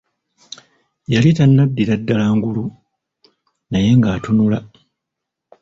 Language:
Ganda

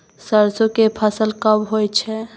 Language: Maithili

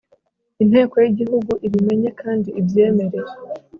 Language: Kinyarwanda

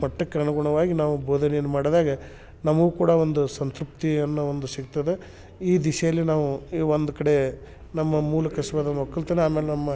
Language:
Kannada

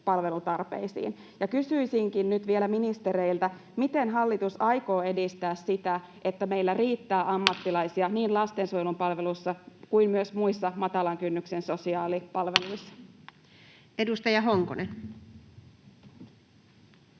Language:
Finnish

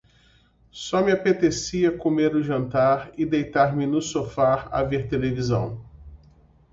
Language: Portuguese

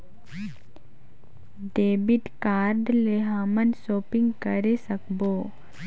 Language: Chhattisgarhi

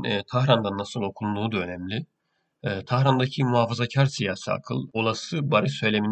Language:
Turkish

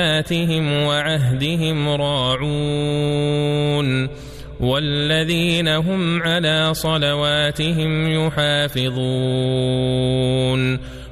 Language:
Arabic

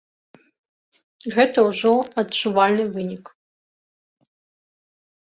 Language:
Belarusian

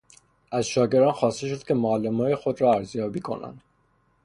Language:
Persian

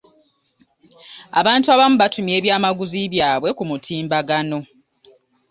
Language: Ganda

